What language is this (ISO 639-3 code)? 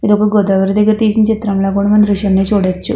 tel